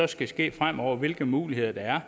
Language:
Danish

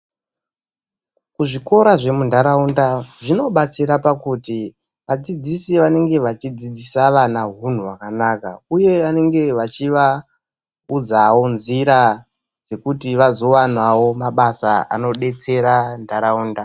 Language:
Ndau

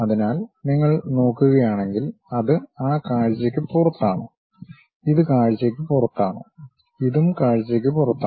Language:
Malayalam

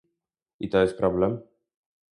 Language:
Polish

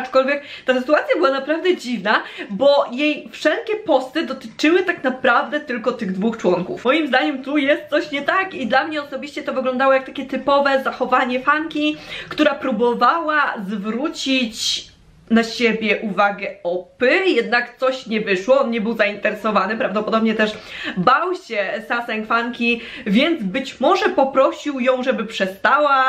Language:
Polish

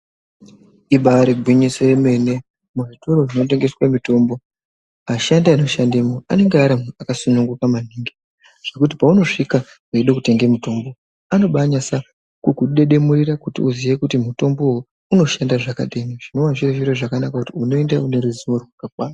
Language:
Ndau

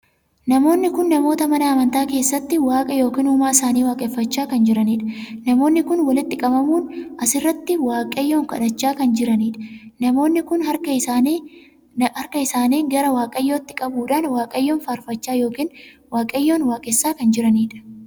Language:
Oromo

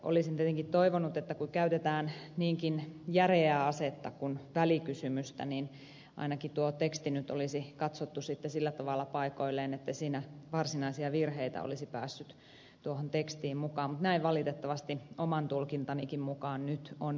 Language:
Finnish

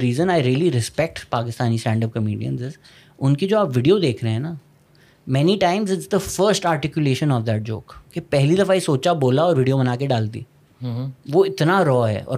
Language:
Urdu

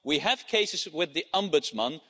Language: English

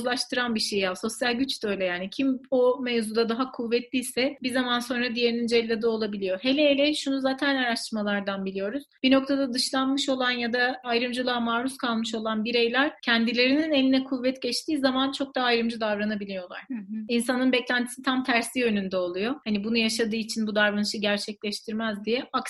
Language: Turkish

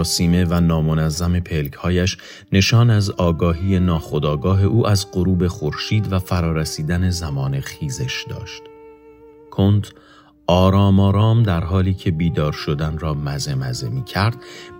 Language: Persian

